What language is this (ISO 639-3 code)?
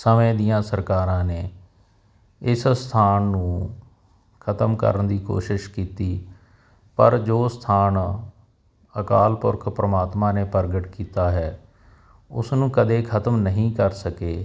pan